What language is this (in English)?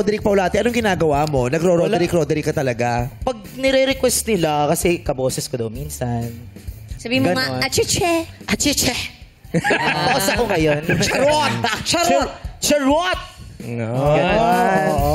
Filipino